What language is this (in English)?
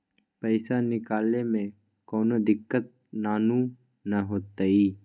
Magahi